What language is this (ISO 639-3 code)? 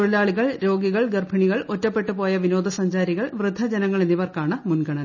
mal